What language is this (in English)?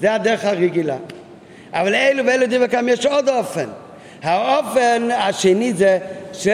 Hebrew